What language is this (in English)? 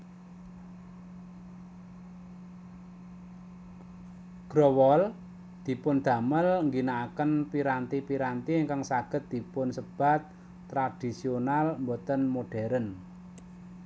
Javanese